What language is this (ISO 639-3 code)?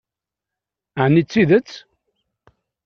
kab